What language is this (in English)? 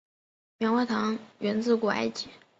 Chinese